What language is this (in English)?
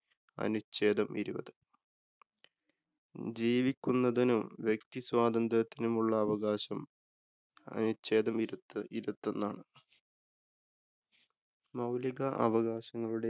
Malayalam